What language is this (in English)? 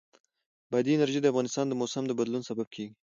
Pashto